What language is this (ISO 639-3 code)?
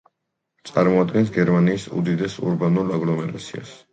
kat